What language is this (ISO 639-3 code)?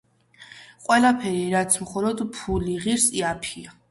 kat